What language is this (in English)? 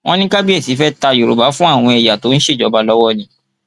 Yoruba